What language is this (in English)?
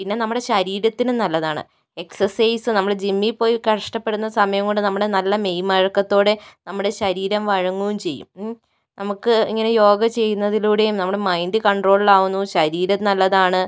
Malayalam